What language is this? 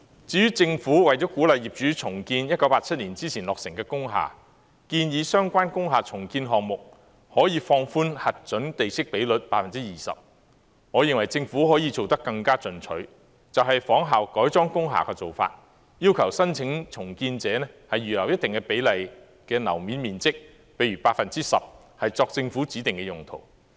Cantonese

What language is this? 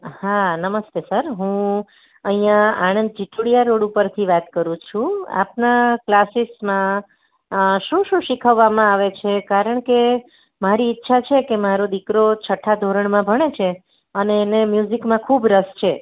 Gujarati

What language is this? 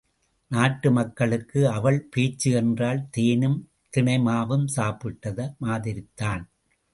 Tamil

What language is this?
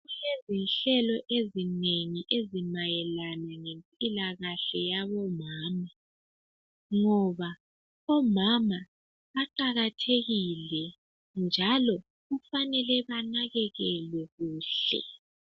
North Ndebele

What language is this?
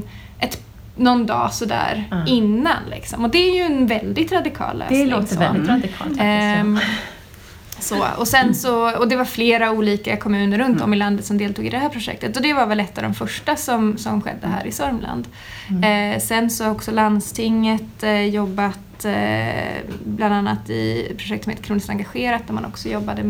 Swedish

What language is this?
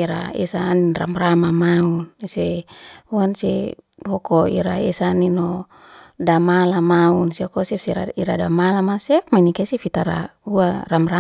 Liana-Seti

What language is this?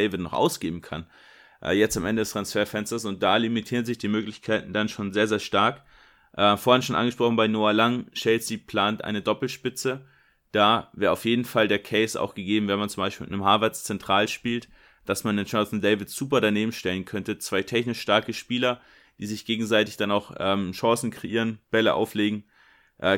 German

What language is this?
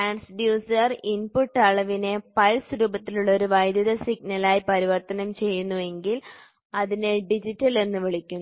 Malayalam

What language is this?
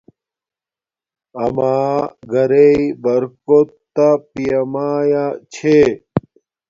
Domaaki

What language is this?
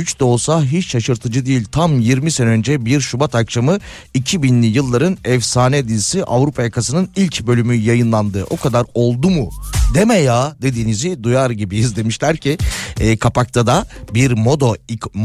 Turkish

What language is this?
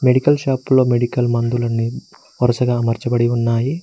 Telugu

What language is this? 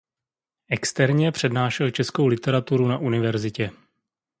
Czech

